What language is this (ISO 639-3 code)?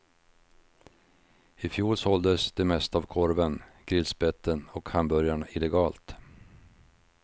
swe